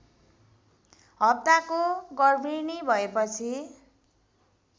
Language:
Nepali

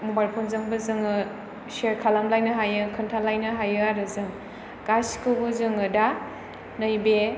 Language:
Bodo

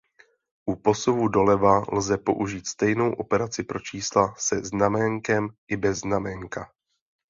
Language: Czech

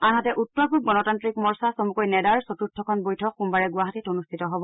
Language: Assamese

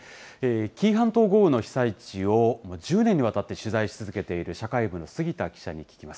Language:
Japanese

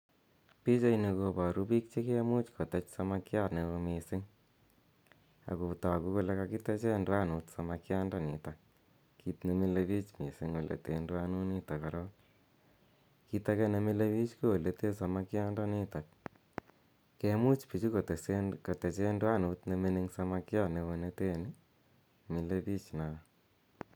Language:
Kalenjin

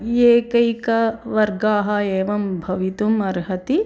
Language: Sanskrit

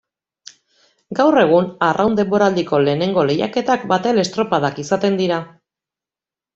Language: Basque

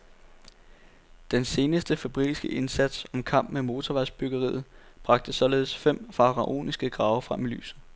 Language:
Danish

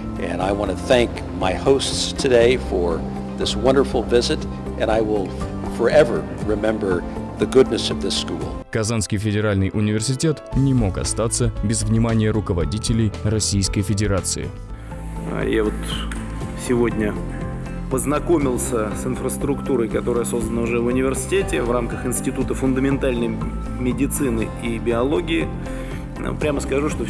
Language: Russian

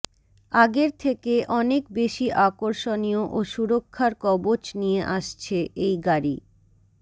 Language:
Bangla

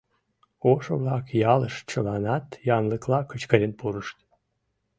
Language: Mari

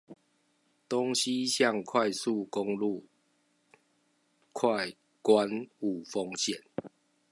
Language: Chinese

